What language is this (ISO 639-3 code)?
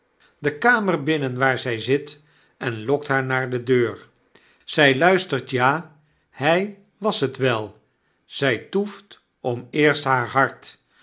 nld